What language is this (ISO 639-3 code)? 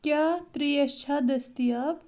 kas